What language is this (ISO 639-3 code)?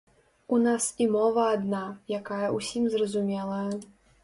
bel